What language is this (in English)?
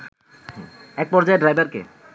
Bangla